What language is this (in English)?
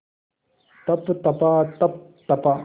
Hindi